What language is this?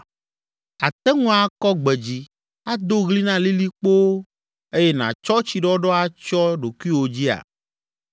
Ewe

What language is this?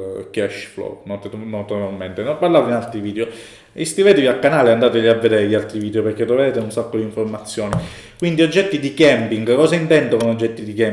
Italian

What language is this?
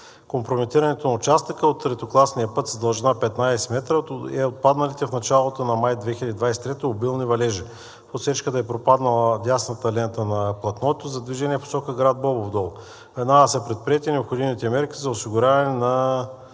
Bulgarian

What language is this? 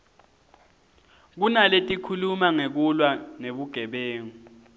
Swati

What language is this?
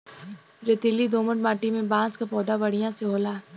Bhojpuri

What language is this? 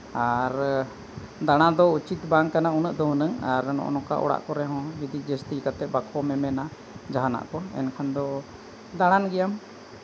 Santali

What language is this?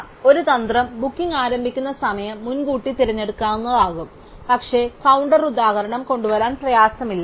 Malayalam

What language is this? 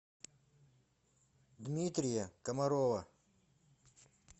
Russian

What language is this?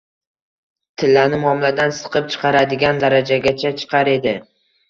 Uzbek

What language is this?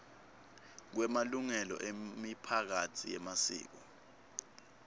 Swati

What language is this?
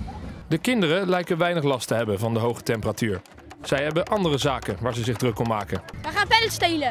Dutch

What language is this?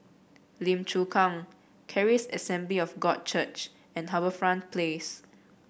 English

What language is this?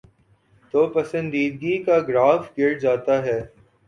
Urdu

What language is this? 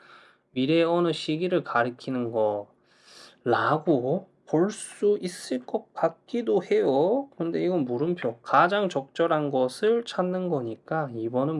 Korean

